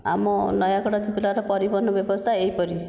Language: Odia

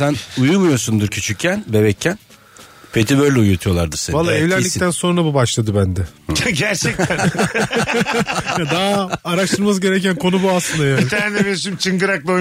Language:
Turkish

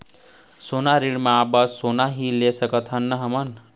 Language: Chhattisgarhi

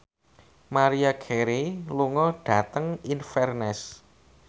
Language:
Javanese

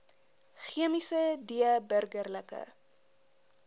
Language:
Afrikaans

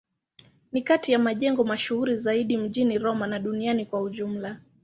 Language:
Swahili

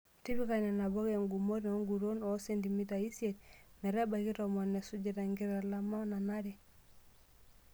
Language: Masai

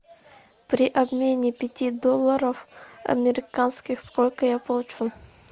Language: Russian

